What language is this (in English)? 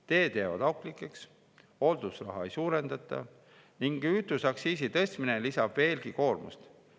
Estonian